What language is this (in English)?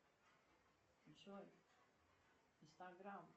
Russian